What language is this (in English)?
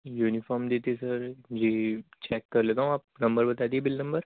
Urdu